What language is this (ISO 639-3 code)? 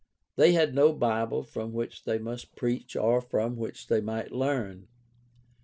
eng